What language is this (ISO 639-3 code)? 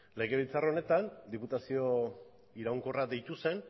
eus